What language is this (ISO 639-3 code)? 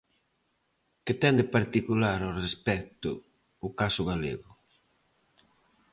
glg